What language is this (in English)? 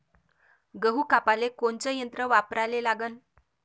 Marathi